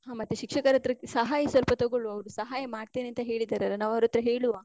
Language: Kannada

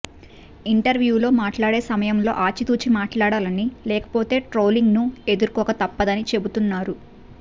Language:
Telugu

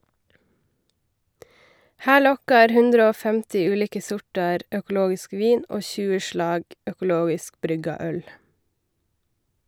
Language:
Norwegian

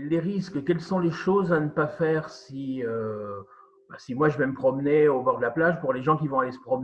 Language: French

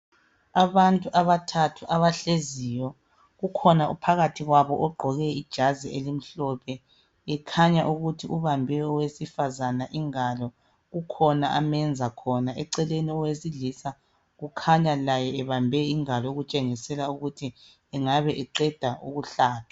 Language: North Ndebele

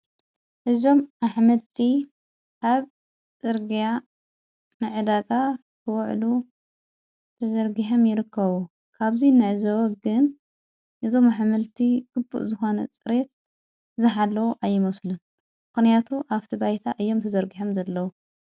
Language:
Tigrinya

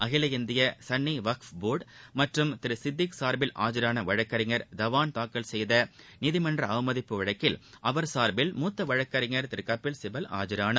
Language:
Tamil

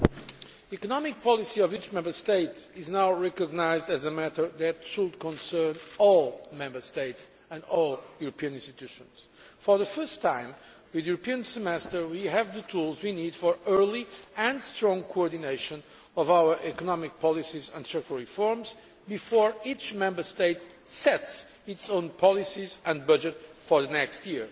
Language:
English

